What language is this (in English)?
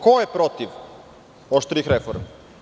Serbian